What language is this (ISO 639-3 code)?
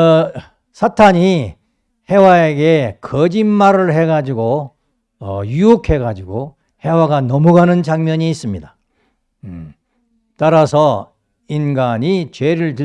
kor